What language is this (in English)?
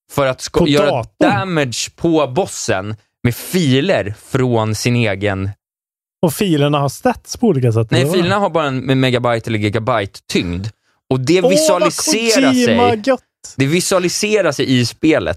Swedish